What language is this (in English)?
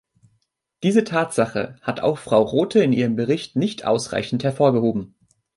German